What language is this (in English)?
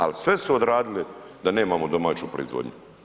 Croatian